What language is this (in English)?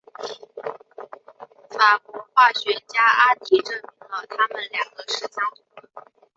Chinese